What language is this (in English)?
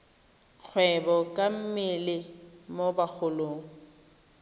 Tswana